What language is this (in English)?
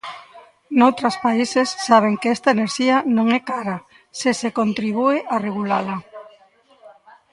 Galician